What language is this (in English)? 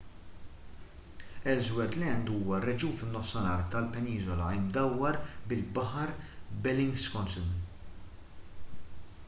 Maltese